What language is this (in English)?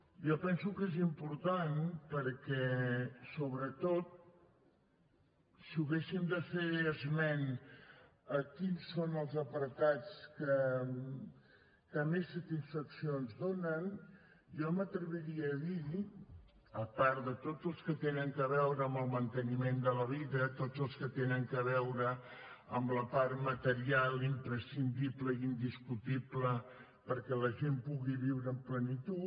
Catalan